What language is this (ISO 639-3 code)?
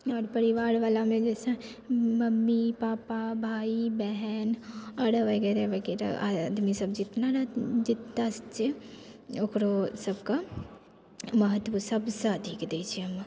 mai